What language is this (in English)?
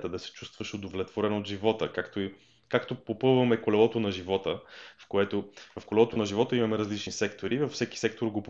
Bulgarian